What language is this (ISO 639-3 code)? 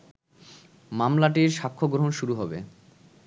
ben